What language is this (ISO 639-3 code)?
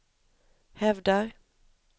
swe